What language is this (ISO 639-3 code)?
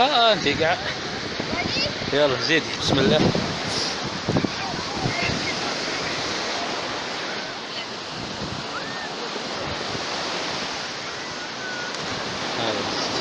ara